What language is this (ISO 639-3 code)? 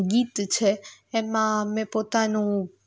guj